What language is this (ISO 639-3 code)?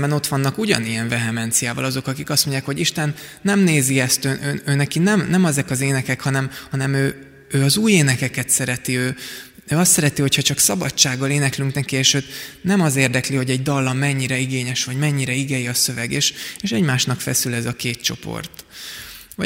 hun